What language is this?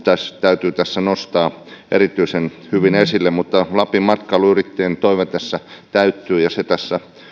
Finnish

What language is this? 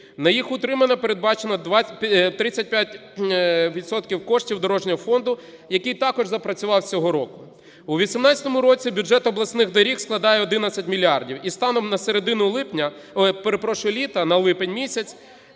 Ukrainian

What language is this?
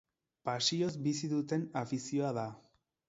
Basque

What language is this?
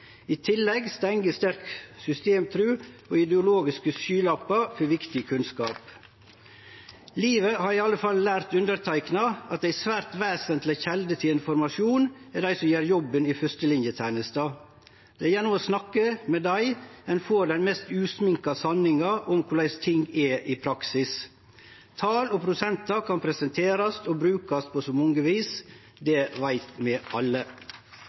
Norwegian Nynorsk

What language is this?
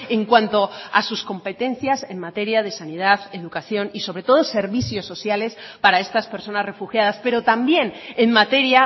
Spanish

